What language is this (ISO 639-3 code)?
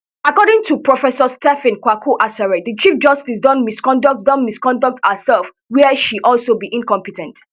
pcm